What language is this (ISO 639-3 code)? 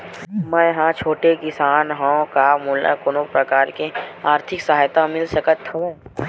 hne